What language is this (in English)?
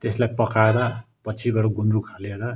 Nepali